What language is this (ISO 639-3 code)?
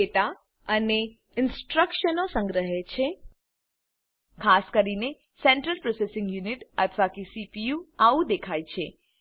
guj